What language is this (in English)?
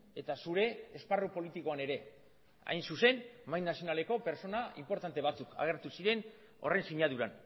Basque